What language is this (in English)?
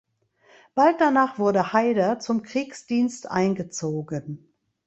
German